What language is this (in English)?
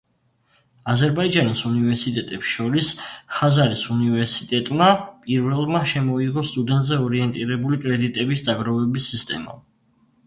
Georgian